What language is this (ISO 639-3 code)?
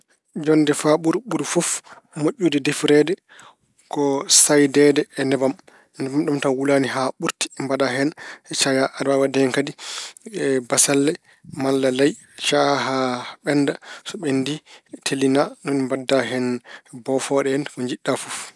ful